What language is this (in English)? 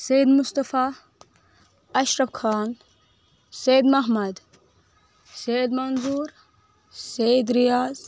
Kashmiri